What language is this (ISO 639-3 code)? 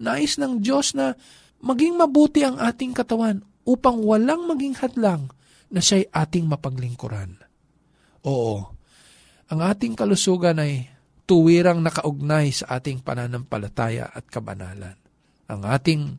fil